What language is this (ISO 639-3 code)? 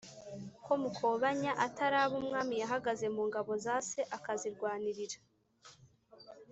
kin